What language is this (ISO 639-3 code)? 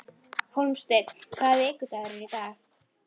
isl